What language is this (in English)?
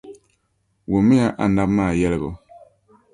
Dagbani